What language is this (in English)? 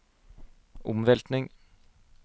Norwegian